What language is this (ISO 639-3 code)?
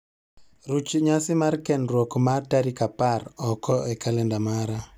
luo